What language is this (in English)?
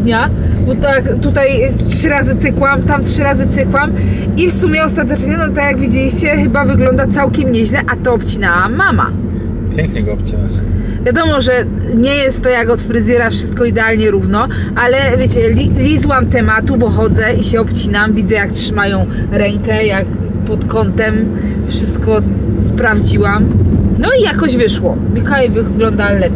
Polish